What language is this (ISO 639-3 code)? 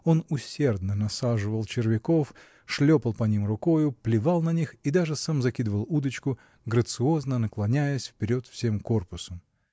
rus